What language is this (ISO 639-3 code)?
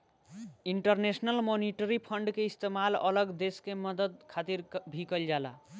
bho